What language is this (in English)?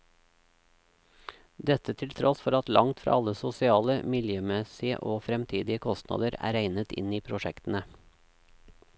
Norwegian